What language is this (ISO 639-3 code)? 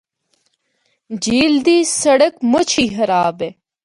hno